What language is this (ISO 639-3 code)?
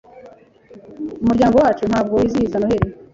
kin